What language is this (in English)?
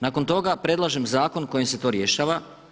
Croatian